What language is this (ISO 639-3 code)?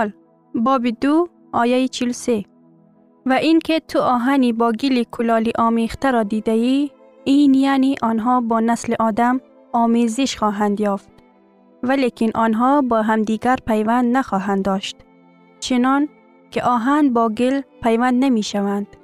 fas